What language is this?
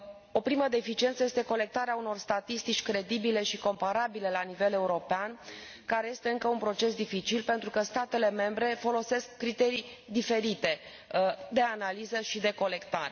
Romanian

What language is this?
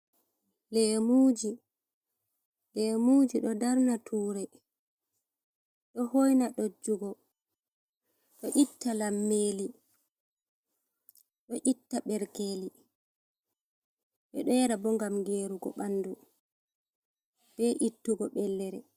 Fula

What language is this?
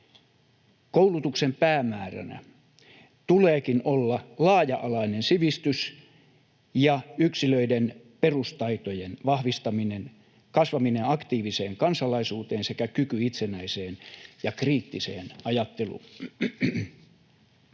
Finnish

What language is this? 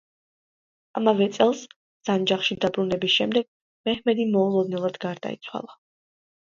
Georgian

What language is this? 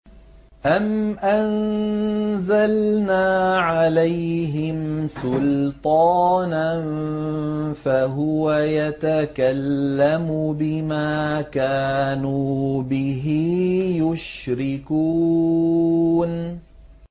Arabic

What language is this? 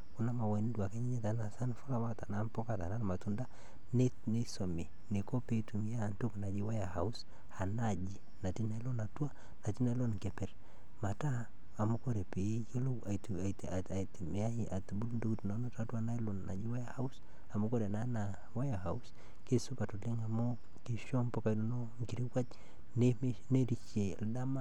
Masai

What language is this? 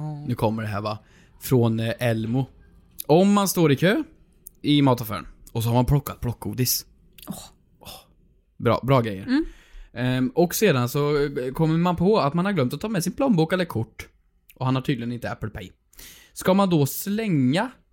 Swedish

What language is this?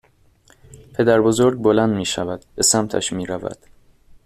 Persian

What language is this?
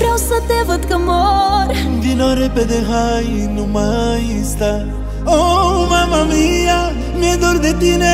Romanian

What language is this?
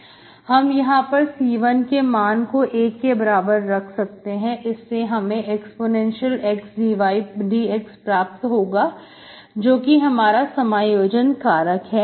Hindi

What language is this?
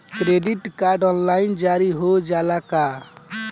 Bhojpuri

